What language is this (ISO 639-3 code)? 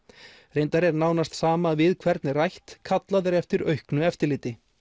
isl